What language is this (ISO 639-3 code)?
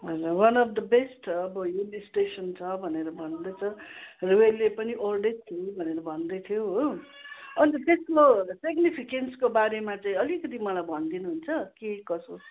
nep